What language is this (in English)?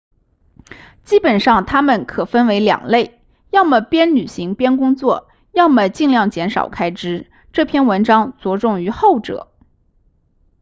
Chinese